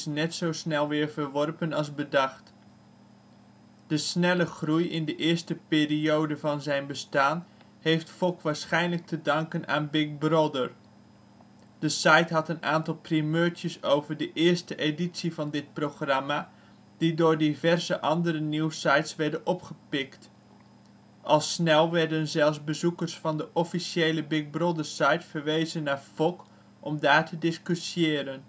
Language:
Dutch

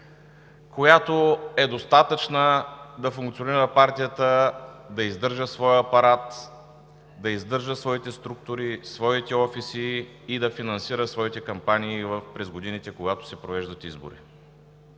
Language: Bulgarian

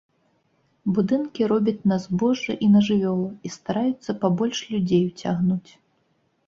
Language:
Belarusian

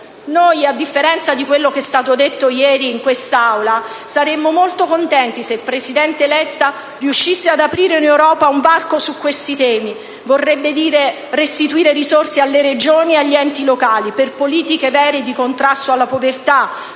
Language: Italian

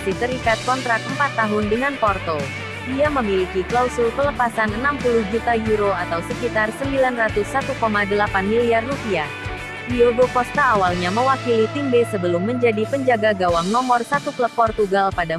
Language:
Indonesian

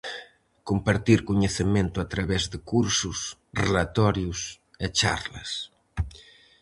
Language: Galician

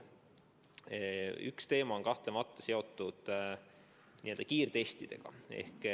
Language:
Estonian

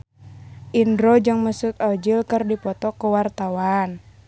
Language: Sundanese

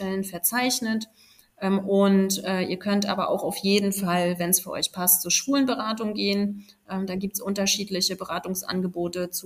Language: German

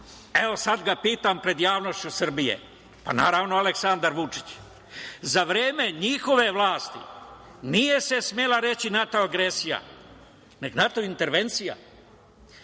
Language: Serbian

